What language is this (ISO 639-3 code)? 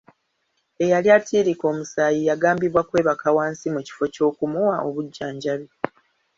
lug